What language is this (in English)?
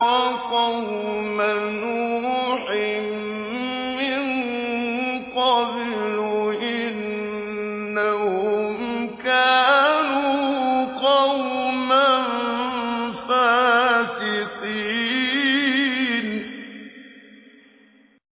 Arabic